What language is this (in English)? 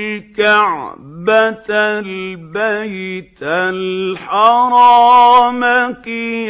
Arabic